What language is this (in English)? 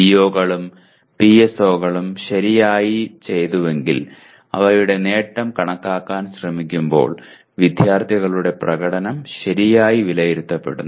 Malayalam